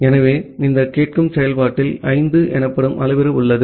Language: Tamil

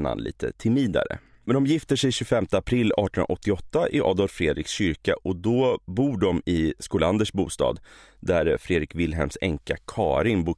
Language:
Swedish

